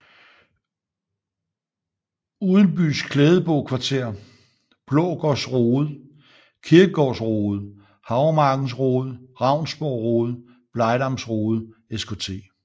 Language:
Danish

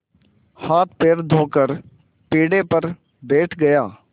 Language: Hindi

